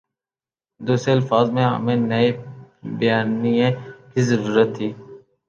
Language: Urdu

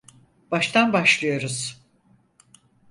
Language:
Turkish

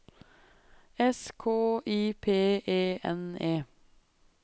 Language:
Norwegian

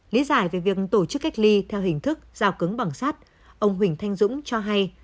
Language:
Vietnamese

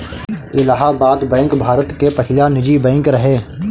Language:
Bhojpuri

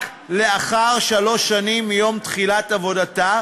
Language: Hebrew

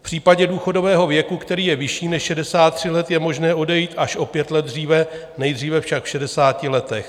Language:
Czech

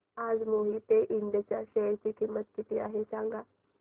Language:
Marathi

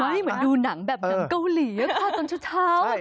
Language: Thai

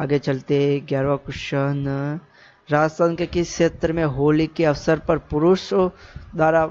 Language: Hindi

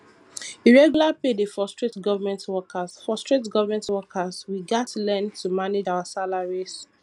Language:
Nigerian Pidgin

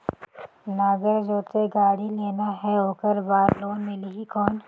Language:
Chhattisgarhi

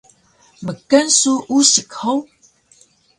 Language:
Taroko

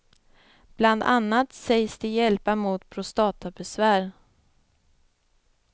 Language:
Swedish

